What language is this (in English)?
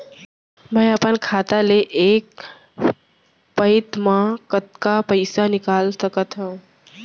Chhattisgarhi